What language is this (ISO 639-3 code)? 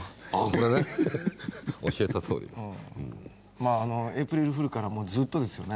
jpn